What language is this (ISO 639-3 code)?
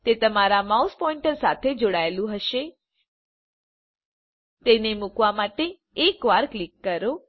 guj